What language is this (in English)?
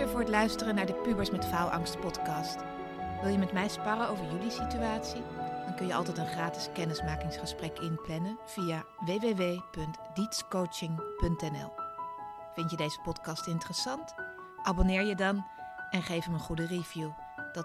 Dutch